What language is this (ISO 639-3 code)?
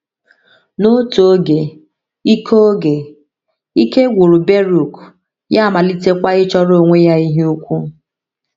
ibo